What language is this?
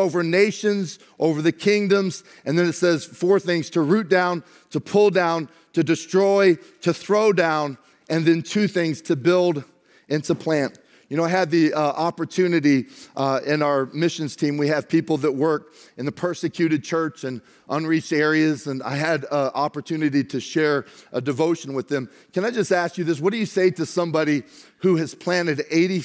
English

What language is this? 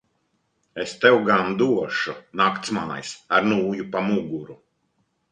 Latvian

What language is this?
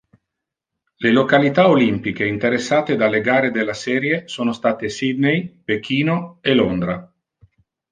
Italian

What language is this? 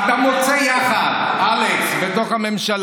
Hebrew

